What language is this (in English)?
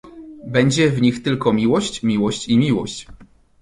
Polish